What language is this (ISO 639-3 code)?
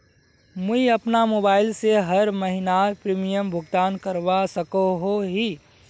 mag